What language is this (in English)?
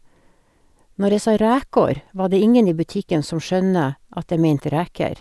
Norwegian